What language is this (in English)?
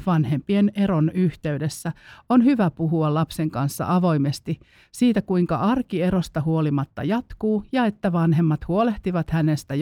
Finnish